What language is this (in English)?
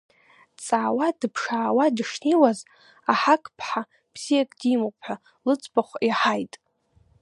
Abkhazian